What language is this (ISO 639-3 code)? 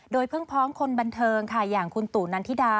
tha